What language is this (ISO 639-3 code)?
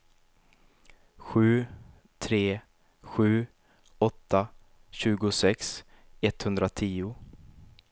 swe